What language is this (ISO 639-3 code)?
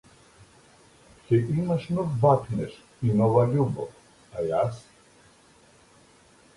mkd